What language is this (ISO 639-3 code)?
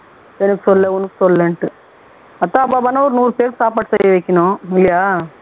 tam